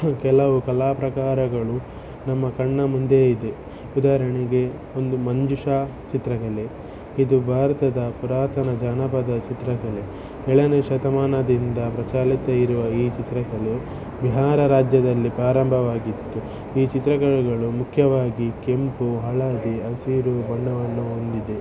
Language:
Kannada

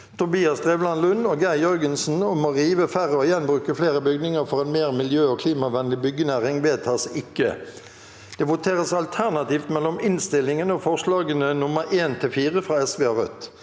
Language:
Norwegian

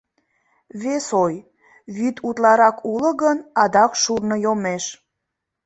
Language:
Mari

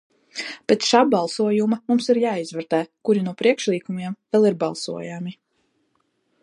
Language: Latvian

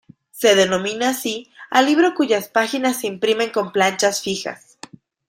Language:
Spanish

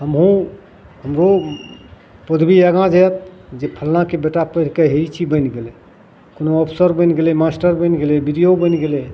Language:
Maithili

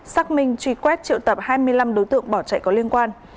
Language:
Vietnamese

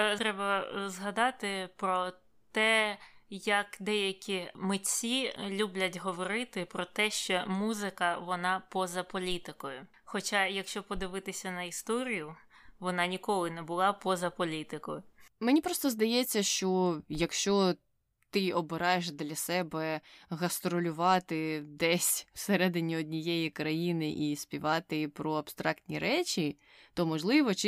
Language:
Ukrainian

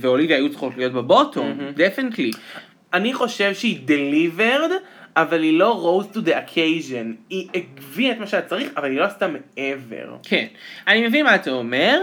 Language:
Hebrew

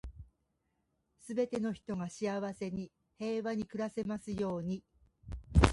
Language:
Japanese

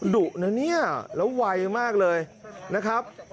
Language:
Thai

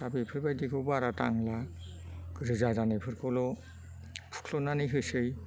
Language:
Bodo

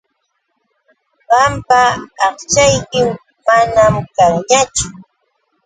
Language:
Yauyos Quechua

